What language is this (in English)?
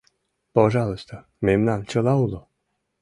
Mari